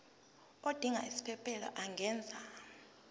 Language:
Zulu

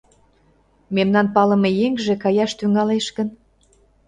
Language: Mari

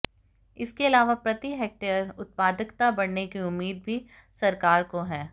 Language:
Hindi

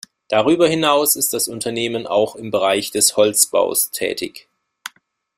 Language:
German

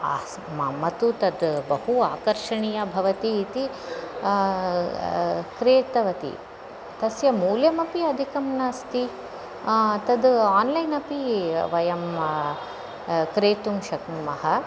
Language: Sanskrit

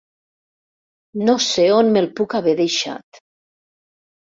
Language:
Catalan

